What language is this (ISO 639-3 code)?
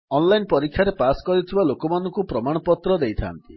ori